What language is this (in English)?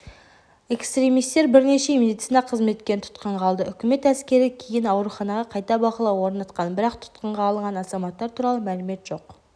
Kazakh